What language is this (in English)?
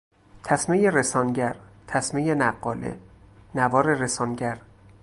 Persian